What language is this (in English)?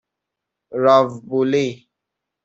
Persian